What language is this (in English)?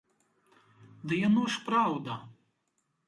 Belarusian